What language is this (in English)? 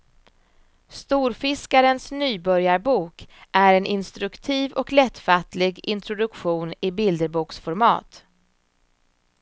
Swedish